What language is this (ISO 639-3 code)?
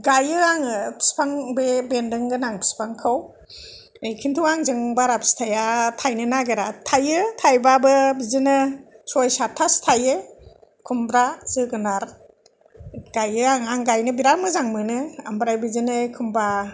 brx